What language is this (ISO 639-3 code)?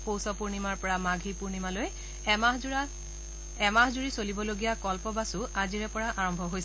asm